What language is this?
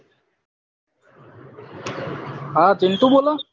Gujarati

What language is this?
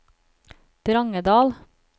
Norwegian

